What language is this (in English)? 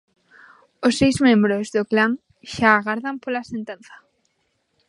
Galician